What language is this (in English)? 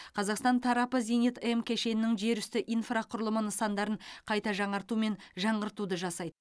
Kazakh